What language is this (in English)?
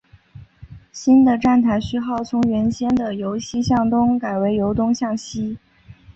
Chinese